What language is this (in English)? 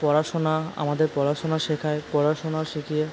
Bangla